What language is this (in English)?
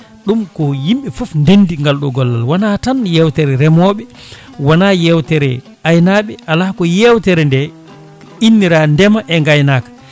Fula